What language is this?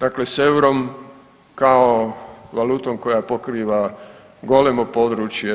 Croatian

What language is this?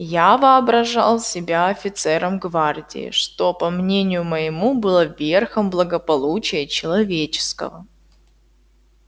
Russian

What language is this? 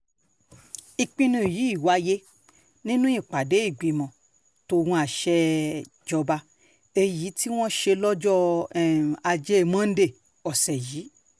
Yoruba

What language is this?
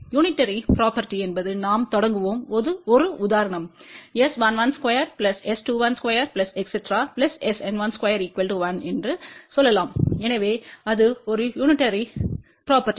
Tamil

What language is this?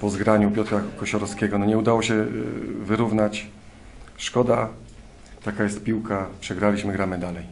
Polish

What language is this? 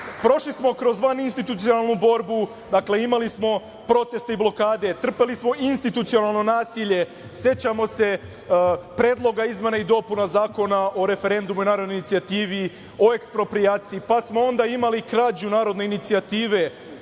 Serbian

